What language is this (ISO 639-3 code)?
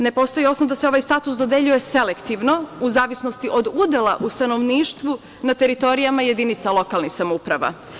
srp